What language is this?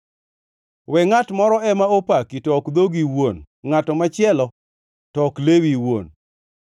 Luo (Kenya and Tanzania)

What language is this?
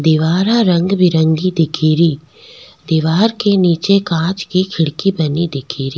Rajasthani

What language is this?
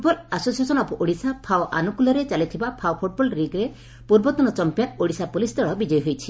Odia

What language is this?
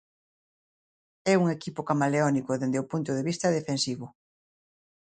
Galician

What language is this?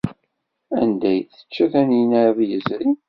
Kabyle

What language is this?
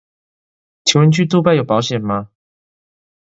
Chinese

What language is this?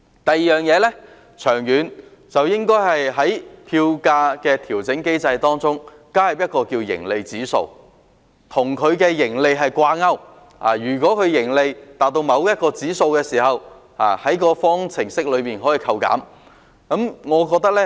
Cantonese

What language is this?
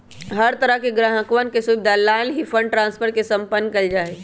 Magahi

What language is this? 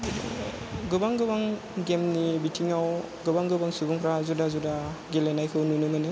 Bodo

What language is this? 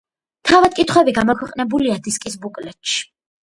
Georgian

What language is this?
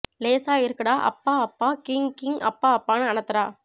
Tamil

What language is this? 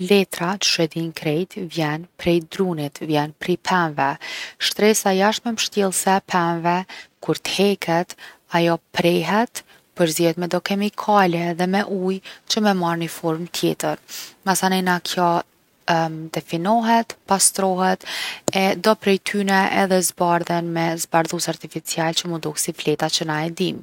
Gheg Albanian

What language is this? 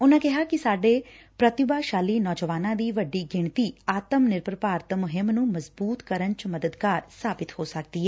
Punjabi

